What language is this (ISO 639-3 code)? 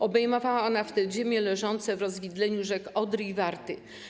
pol